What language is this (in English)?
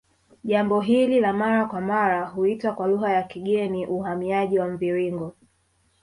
Swahili